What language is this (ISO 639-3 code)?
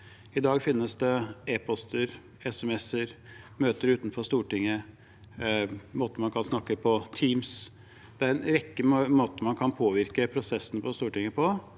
nor